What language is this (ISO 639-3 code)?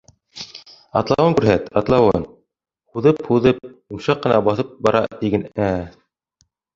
bak